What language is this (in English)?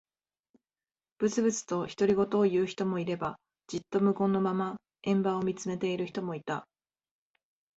Japanese